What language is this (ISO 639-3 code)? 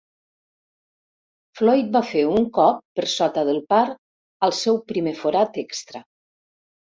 cat